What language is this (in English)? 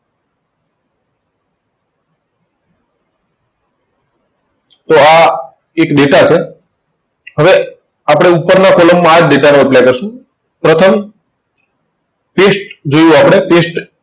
Gujarati